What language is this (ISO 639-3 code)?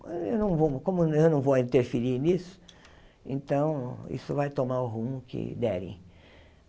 por